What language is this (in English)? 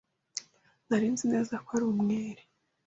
Kinyarwanda